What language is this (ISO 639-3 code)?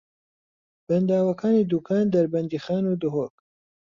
ckb